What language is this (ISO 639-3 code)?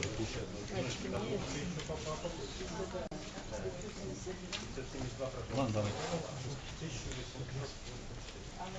rus